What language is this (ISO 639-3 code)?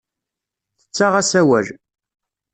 kab